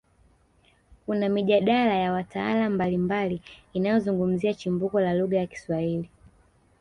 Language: Swahili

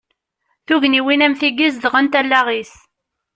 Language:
Kabyle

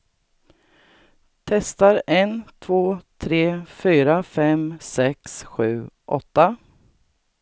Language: Swedish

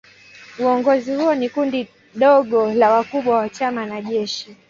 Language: Swahili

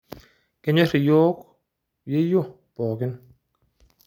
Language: Masai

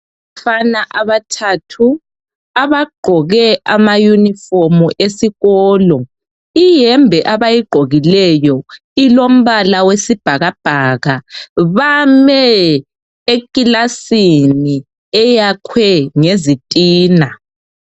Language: North Ndebele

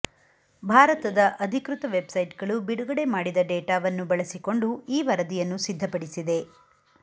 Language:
Kannada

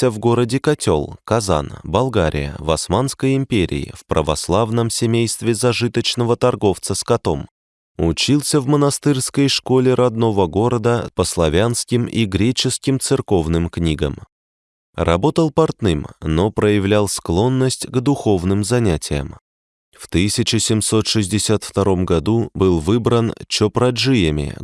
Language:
Russian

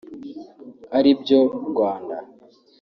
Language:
Kinyarwanda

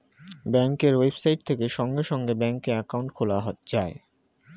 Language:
Bangla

